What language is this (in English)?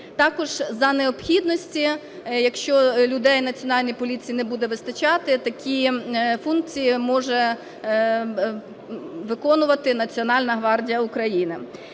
Ukrainian